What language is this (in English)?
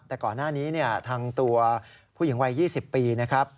Thai